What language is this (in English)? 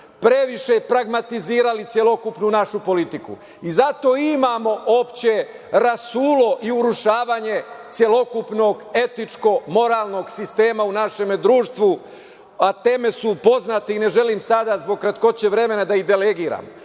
Serbian